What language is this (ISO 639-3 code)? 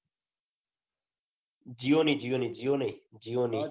guj